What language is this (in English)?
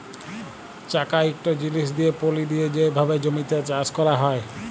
Bangla